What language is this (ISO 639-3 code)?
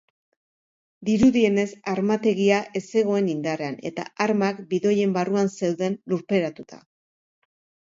eus